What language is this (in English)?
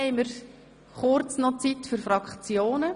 Swiss German